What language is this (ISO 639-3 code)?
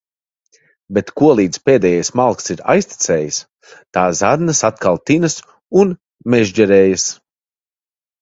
lav